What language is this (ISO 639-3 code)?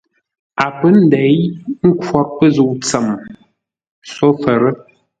nla